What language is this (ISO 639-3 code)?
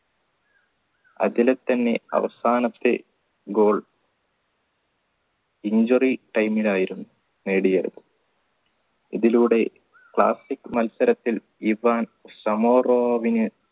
mal